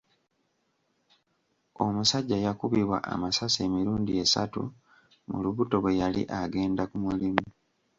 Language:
Ganda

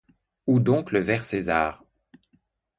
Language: French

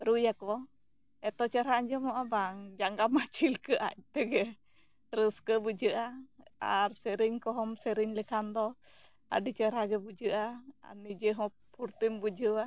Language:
Santali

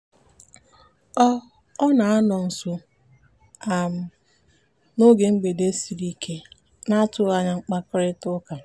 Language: Igbo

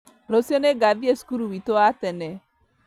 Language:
Kikuyu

